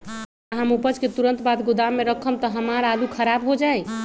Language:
Magahi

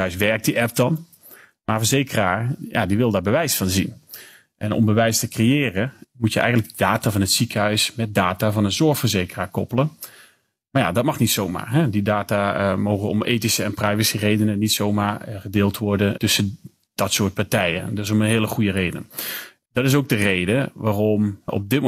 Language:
Dutch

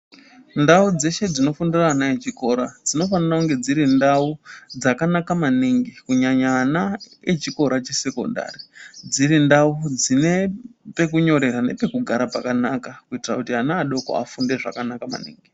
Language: Ndau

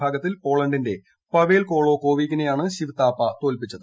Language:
Malayalam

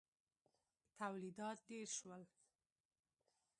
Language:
Pashto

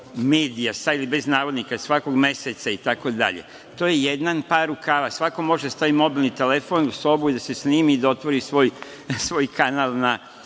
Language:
Serbian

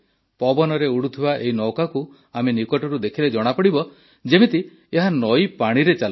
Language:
Odia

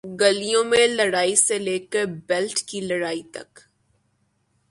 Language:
Urdu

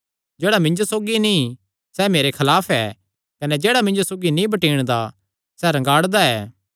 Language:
Kangri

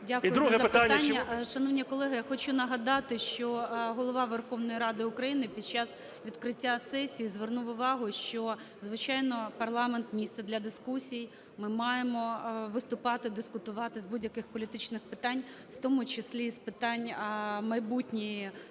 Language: Ukrainian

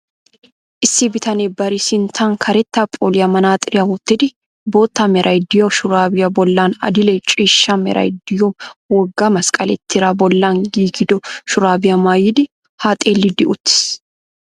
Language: Wolaytta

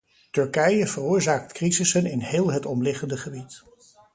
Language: Dutch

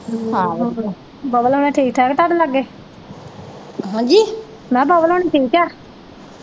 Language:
Punjabi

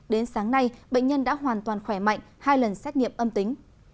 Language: Vietnamese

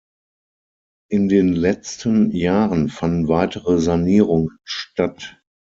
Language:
German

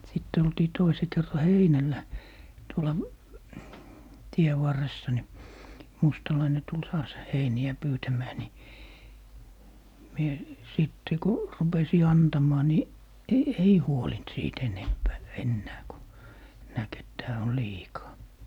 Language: Finnish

